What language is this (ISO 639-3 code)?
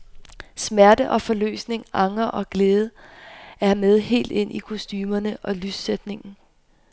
dan